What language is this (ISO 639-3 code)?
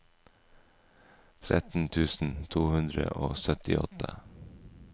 nor